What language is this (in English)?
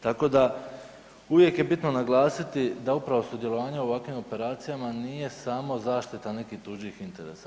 Croatian